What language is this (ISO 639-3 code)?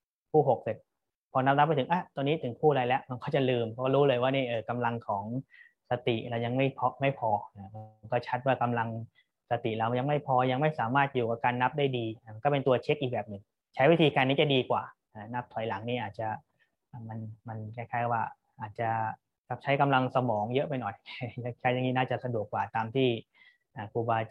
tha